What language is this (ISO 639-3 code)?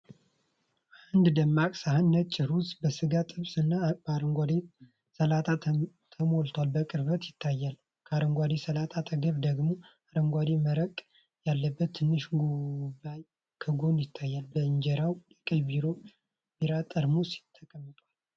amh